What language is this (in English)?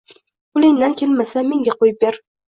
Uzbek